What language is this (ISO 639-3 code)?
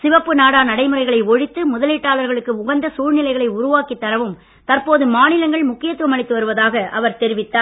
tam